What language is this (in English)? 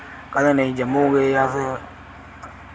Dogri